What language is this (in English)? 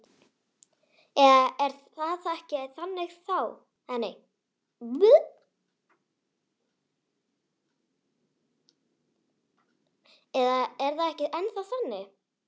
Icelandic